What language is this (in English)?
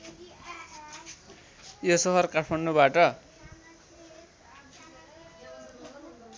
Nepali